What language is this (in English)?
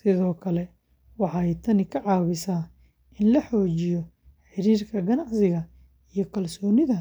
Somali